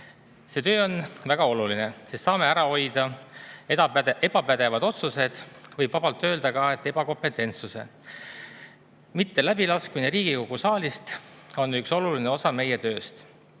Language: Estonian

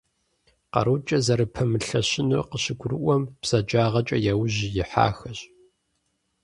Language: Kabardian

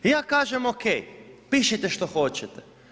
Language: Croatian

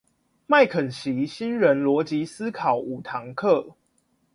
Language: Chinese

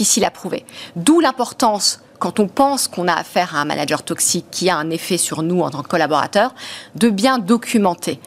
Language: French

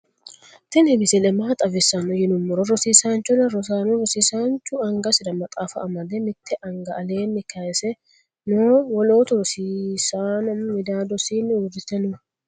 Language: Sidamo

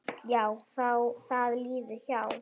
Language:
Icelandic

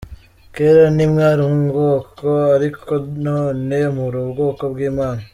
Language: Kinyarwanda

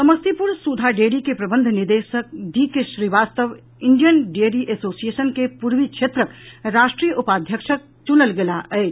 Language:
Maithili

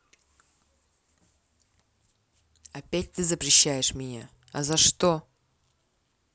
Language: Russian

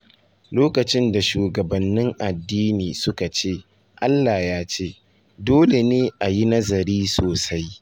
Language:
Hausa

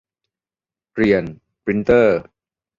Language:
Thai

